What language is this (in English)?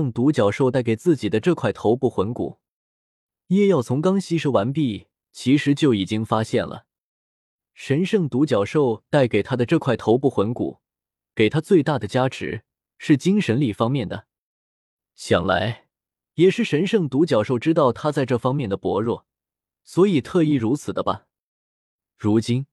Chinese